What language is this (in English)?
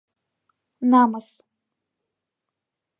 Mari